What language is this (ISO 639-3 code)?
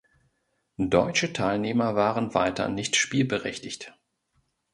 deu